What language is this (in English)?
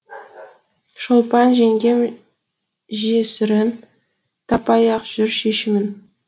Kazakh